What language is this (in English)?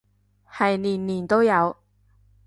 Cantonese